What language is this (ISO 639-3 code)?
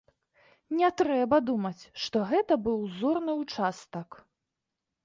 bel